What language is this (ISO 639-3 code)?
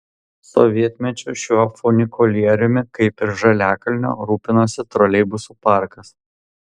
lit